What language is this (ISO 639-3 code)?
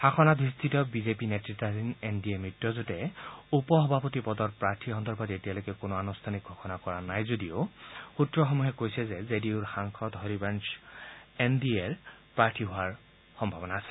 asm